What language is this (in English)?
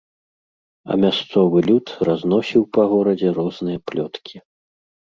Belarusian